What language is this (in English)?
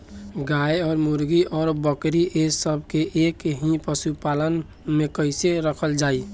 Bhojpuri